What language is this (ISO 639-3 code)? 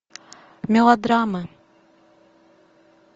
rus